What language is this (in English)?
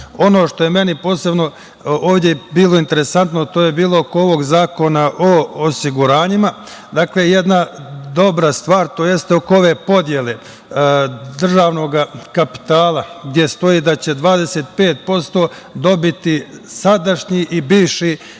Serbian